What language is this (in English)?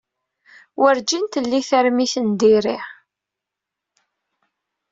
Kabyle